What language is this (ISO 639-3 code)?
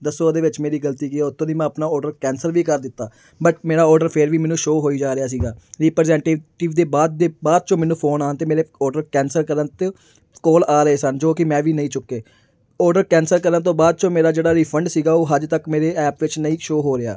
pan